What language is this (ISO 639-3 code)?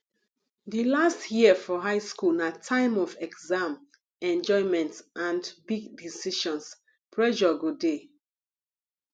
pcm